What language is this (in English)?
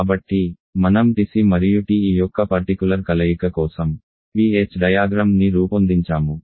Telugu